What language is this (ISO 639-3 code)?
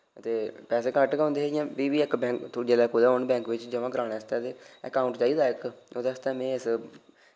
doi